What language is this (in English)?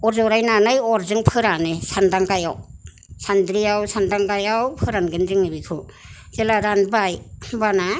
Bodo